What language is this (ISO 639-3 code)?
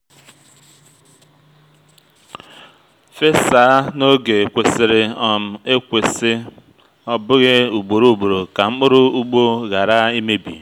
ibo